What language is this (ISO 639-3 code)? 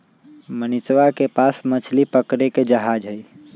mag